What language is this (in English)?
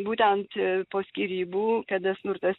Lithuanian